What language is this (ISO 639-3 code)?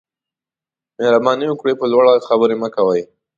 pus